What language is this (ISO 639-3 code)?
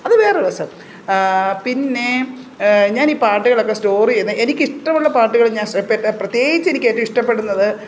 mal